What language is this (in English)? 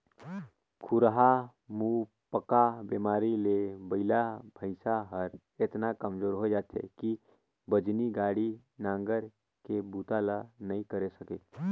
Chhattisgarhi